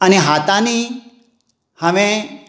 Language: Konkani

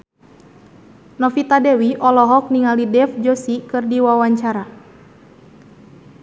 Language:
Sundanese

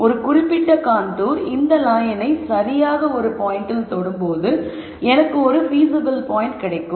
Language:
Tamil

